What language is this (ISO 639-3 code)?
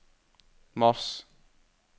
nor